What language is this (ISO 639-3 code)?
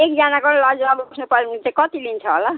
nep